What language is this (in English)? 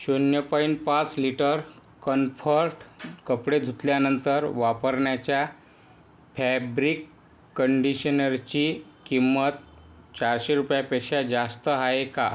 Marathi